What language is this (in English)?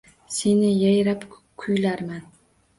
Uzbek